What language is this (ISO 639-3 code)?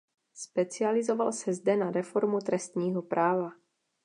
ces